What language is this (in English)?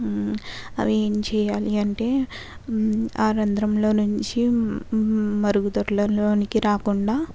Telugu